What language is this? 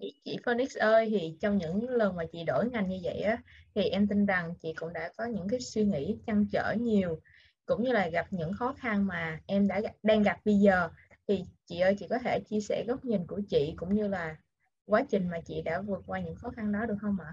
Vietnamese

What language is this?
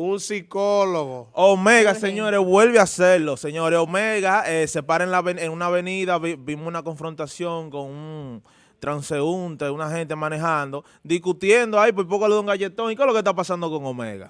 Spanish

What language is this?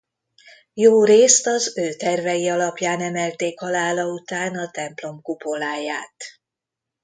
Hungarian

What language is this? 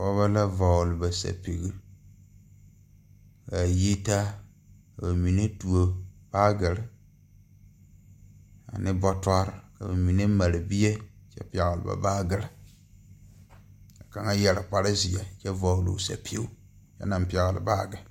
Southern Dagaare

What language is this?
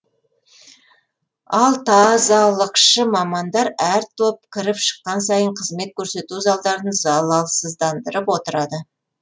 Kazakh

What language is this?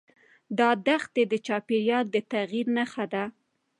Pashto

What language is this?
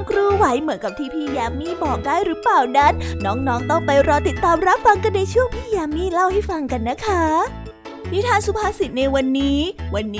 Thai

